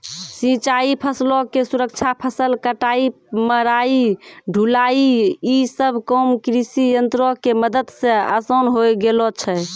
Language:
Maithili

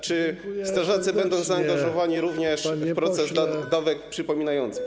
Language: Polish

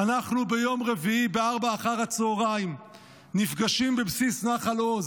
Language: Hebrew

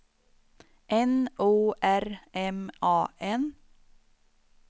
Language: Swedish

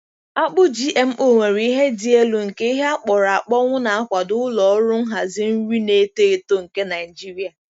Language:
Igbo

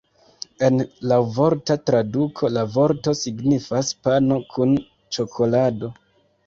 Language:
Esperanto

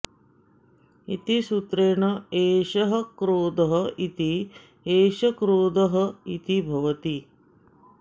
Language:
Sanskrit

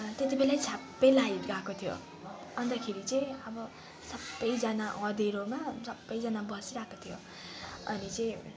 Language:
Nepali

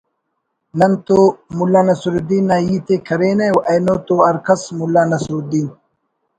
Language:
Brahui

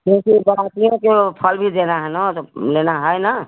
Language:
Hindi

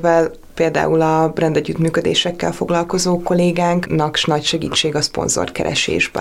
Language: Hungarian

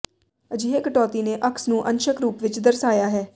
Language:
Punjabi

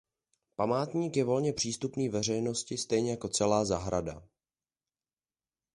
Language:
Czech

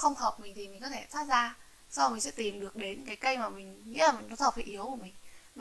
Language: Vietnamese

